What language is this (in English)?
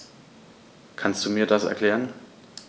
German